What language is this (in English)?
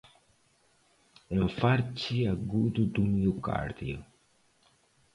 Portuguese